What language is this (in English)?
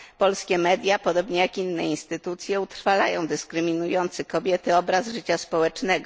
Polish